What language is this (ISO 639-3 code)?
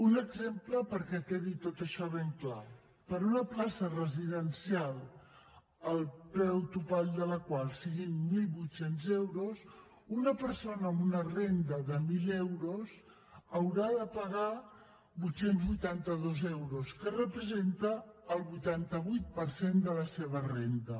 cat